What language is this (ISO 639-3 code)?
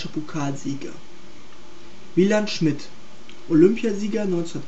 deu